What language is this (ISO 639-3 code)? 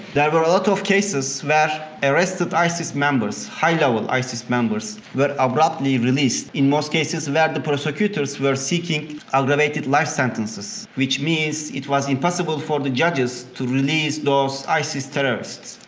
eng